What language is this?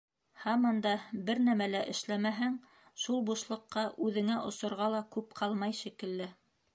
Bashkir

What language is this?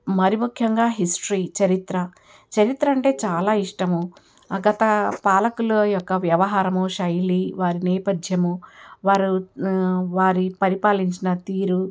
Telugu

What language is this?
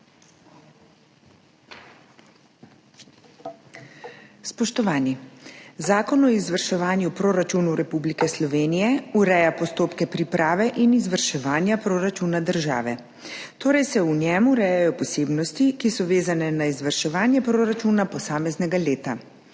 Slovenian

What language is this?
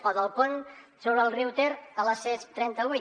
Catalan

